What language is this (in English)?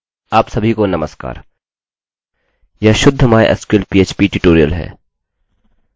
Hindi